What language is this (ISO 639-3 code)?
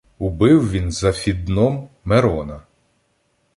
ukr